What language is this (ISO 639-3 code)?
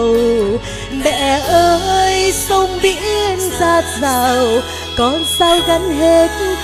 vie